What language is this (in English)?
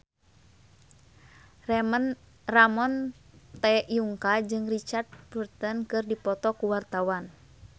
Sundanese